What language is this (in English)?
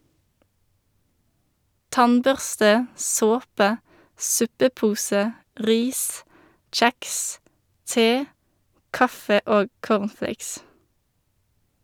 Norwegian